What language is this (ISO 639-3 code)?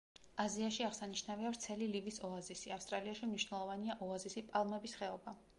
kat